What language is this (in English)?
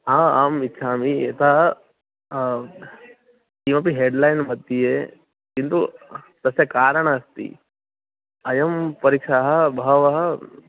Sanskrit